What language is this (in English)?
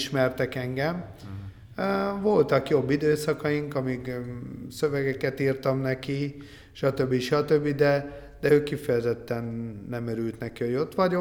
Hungarian